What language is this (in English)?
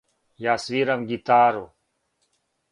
Serbian